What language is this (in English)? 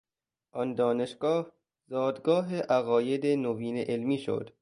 Persian